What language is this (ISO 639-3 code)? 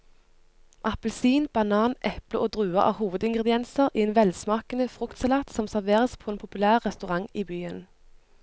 nor